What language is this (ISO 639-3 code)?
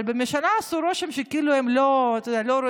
heb